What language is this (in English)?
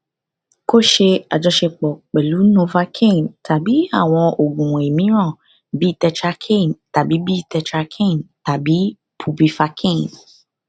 Yoruba